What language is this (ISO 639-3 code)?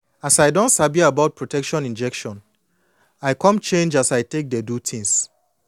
pcm